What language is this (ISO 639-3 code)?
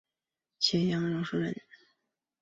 zho